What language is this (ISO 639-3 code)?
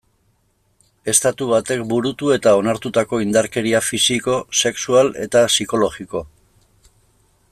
eus